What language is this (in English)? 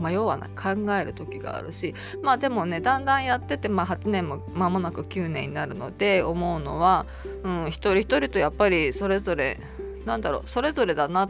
Japanese